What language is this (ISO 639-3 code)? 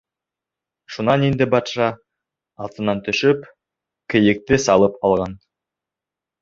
bak